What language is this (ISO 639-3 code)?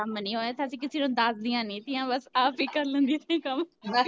pan